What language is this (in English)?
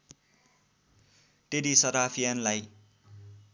Nepali